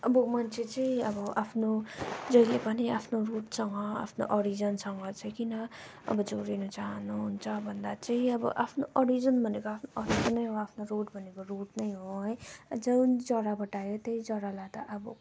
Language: Nepali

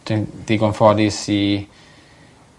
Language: Welsh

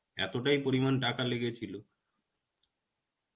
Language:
Bangla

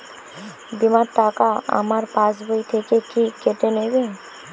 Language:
Bangla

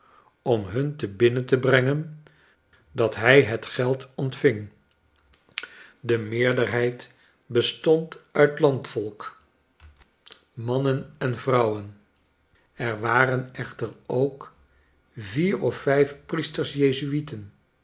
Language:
Dutch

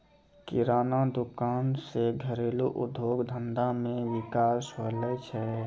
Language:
Maithili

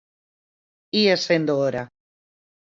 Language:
Galician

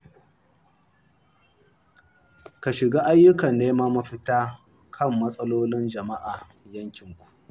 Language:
Hausa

